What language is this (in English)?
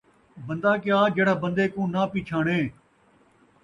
Saraiki